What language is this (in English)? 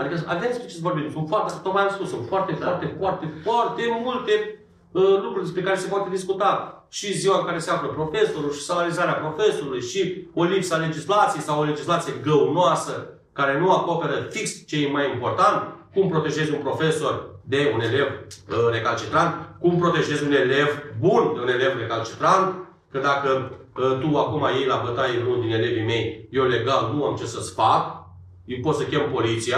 Romanian